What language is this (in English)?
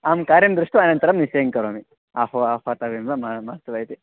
Sanskrit